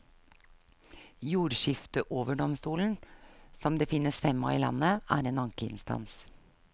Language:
Norwegian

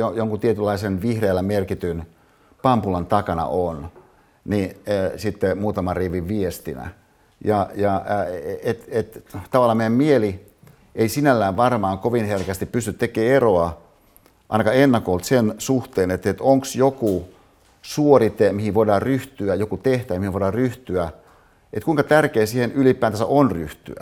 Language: Finnish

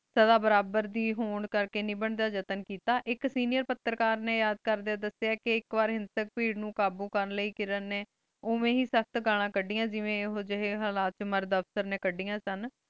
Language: Punjabi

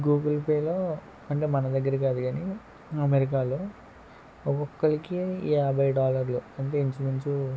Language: Telugu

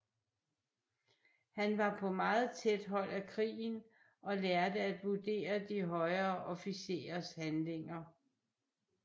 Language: Danish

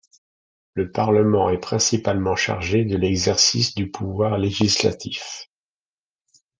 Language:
French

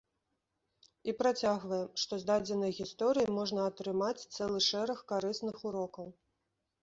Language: Belarusian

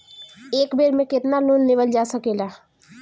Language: Bhojpuri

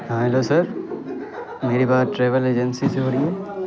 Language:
Urdu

